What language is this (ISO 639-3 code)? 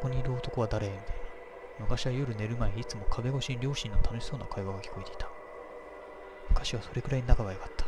jpn